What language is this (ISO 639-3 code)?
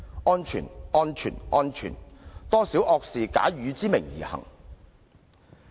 yue